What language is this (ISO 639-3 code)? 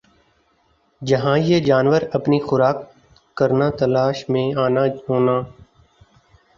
urd